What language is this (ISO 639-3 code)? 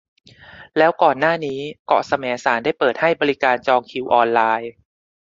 tha